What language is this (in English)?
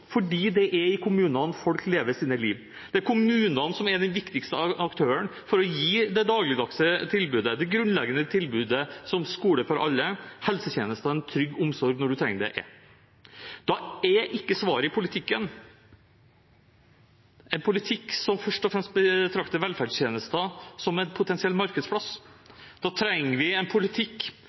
Norwegian Bokmål